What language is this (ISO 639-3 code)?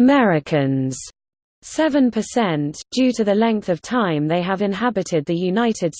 eng